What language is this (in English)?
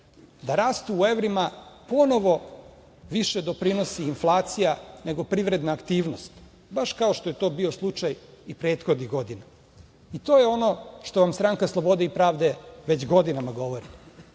Serbian